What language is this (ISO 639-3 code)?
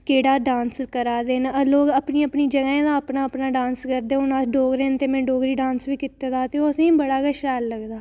doi